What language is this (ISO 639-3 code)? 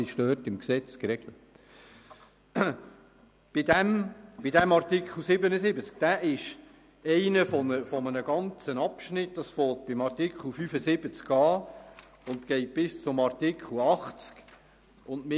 gsw